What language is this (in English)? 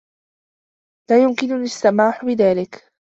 Arabic